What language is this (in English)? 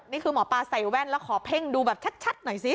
Thai